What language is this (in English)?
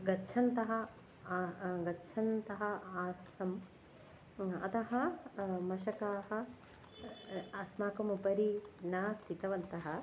Sanskrit